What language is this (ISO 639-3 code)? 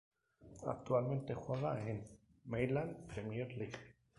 spa